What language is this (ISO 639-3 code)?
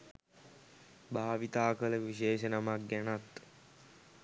sin